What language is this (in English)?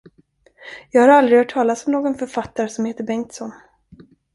Swedish